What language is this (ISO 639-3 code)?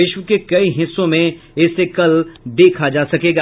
hin